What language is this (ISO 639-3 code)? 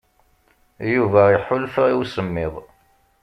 kab